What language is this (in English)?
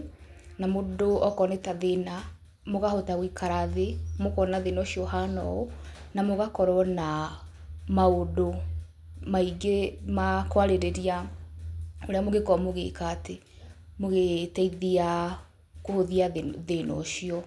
Kikuyu